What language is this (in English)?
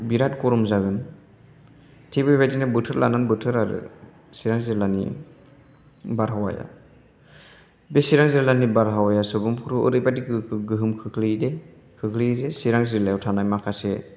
Bodo